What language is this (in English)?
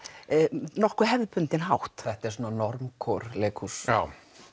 Icelandic